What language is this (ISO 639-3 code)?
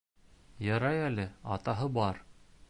bak